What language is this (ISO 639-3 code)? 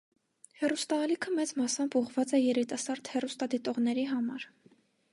hye